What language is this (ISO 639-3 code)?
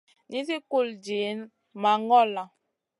mcn